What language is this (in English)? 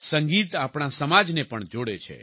Gujarati